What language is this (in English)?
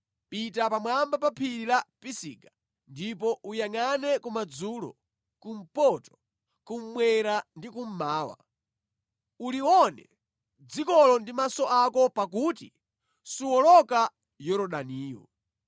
Nyanja